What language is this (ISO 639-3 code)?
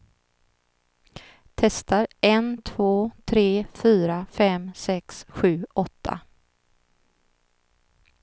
swe